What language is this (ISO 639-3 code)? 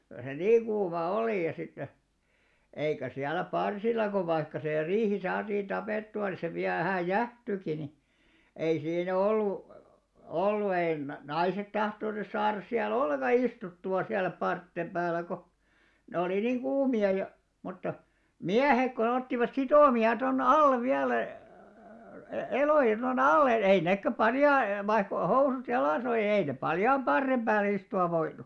fin